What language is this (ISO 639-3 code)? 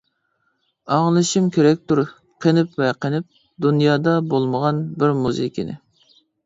uig